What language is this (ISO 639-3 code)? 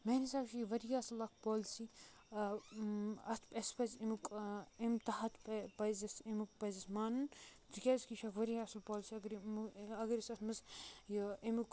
kas